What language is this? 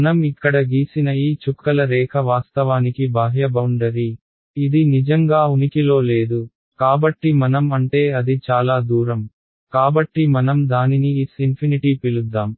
Telugu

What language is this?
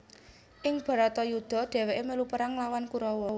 Javanese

